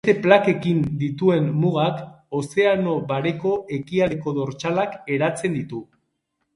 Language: Basque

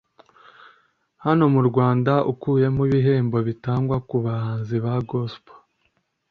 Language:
Kinyarwanda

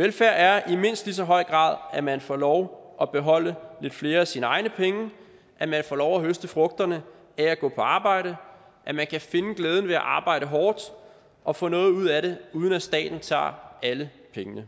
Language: Danish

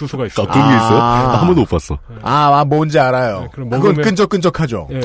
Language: Korean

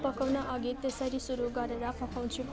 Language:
Nepali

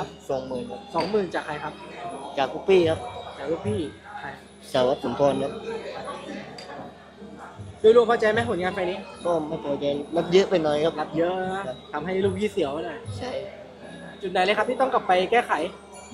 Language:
Thai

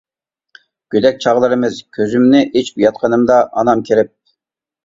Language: Uyghur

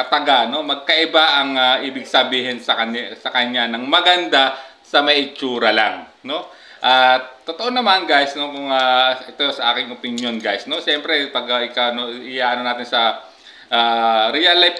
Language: Filipino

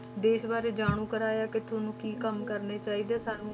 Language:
Punjabi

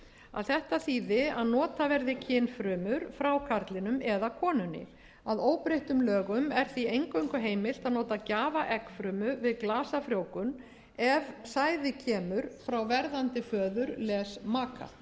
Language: Icelandic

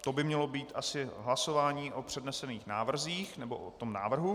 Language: Czech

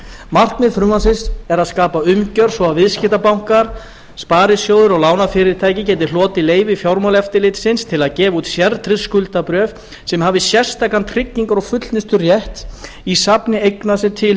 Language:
Icelandic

